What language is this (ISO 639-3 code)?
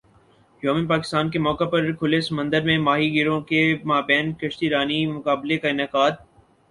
urd